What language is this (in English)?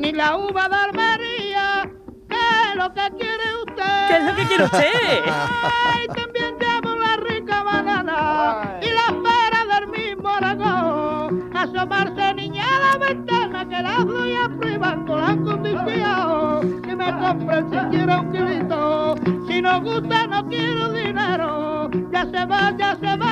Spanish